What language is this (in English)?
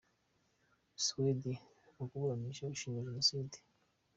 Kinyarwanda